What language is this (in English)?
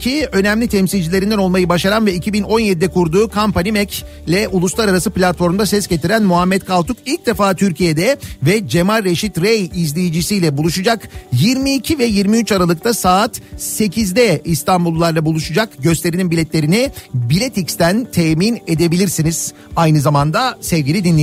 Turkish